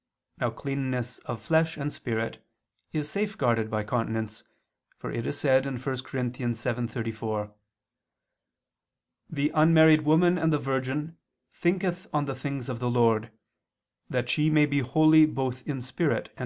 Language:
English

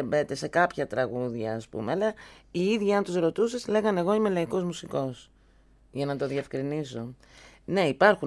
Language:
Greek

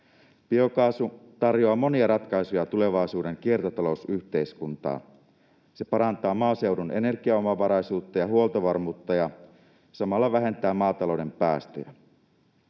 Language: Finnish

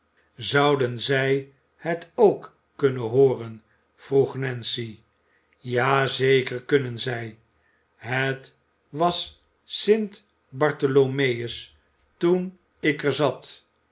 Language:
Dutch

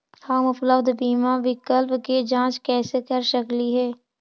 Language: Magahi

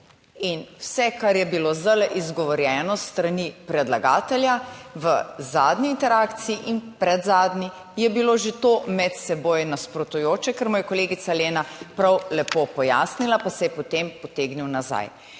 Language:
Slovenian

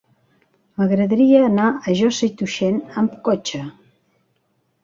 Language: Catalan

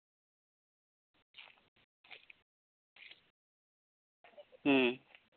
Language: Santali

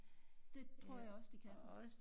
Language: Danish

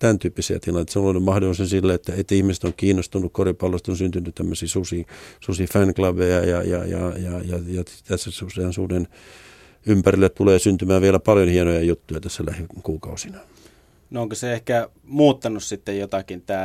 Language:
Finnish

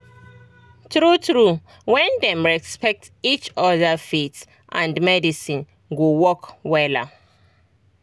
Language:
Nigerian Pidgin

